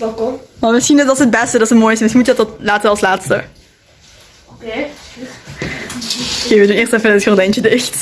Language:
Dutch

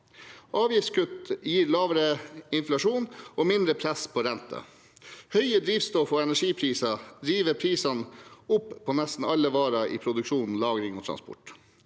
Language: Norwegian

